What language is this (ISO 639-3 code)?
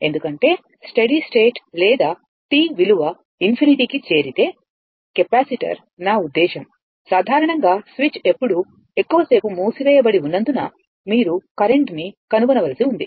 tel